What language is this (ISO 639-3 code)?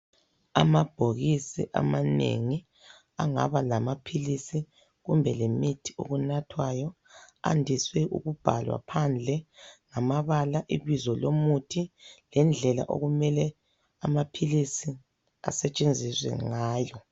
nde